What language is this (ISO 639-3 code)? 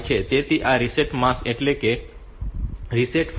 guj